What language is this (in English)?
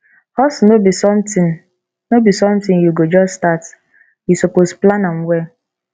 Nigerian Pidgin